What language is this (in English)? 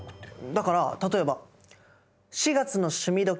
Japanese